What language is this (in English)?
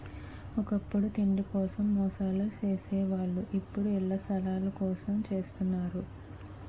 Telugu